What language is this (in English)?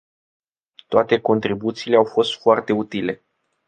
Romanian